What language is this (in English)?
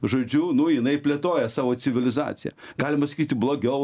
Lithuanian